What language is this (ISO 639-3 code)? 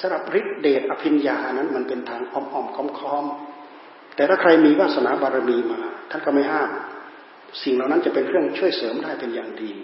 tha